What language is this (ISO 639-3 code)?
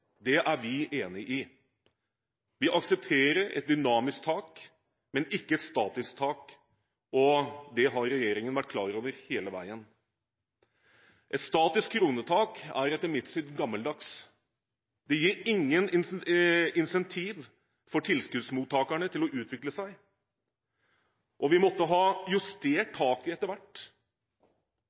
nob